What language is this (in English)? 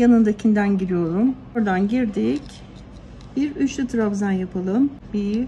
Turkish